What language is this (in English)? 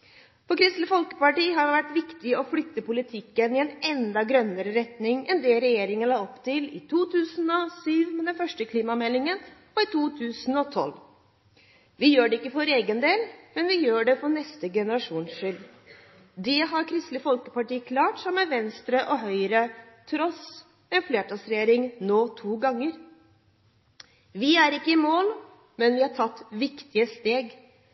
Norwegian Bokmål